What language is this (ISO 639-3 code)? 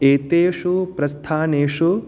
san